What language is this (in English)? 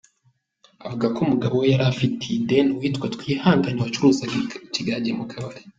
Kinyarwanda